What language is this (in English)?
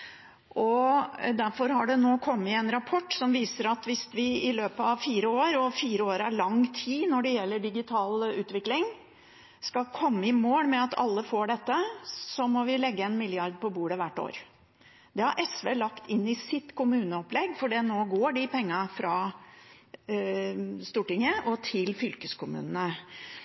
Norwegian Bokmål